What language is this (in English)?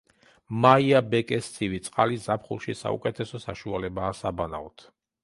Georgian